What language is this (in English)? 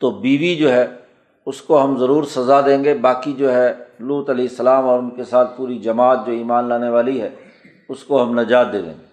Urdu